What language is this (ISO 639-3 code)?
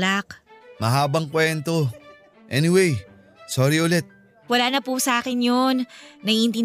fil